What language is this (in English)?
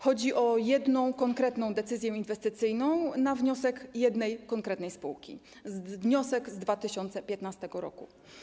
Polish